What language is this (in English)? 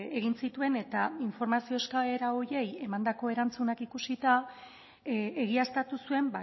Basque